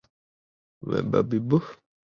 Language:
Chinese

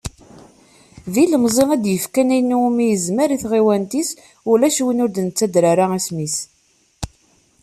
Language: Kabyle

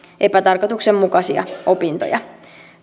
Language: Finnish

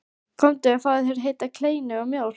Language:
Icelandic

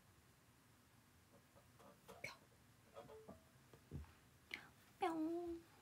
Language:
Japanese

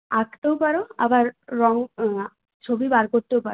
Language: Bangla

